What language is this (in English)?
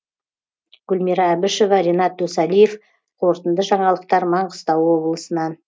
Kazakh